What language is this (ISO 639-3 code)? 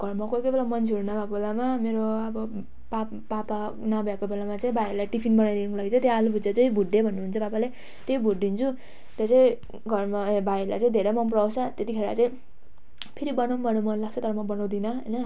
nep